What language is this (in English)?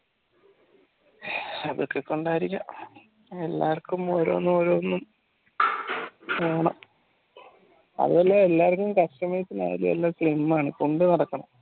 Malayalam